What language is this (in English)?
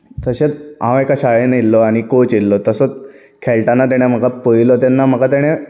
Konkani